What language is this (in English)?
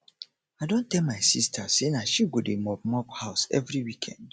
Nigerian Pidgin